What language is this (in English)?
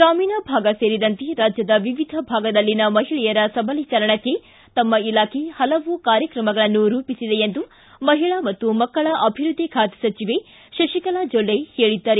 Kannada